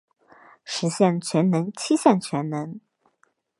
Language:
Chinese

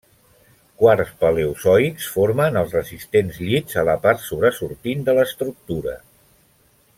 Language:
Catalan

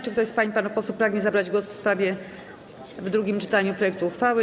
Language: Polish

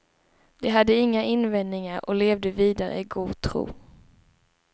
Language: Swedish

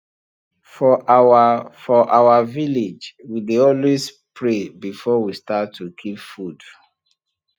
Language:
Nigerian Pidgin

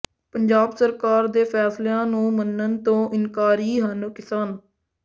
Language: Punjabi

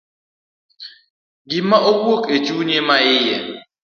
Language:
Luo (Kenya and Tanzania)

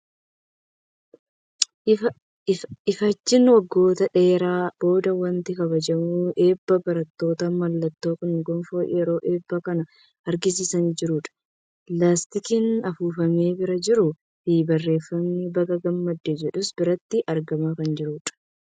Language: Oromo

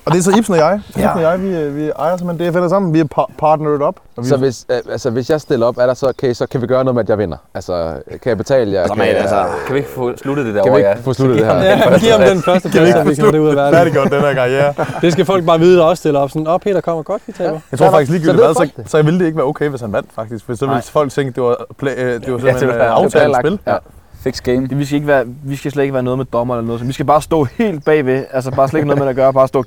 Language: Danish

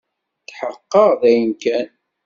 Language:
Kabyle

